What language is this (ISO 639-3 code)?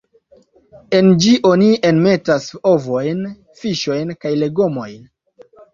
epo